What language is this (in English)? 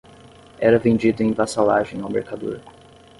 Portuguese